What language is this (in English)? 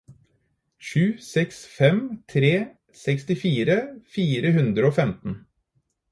Norwegian Bokmål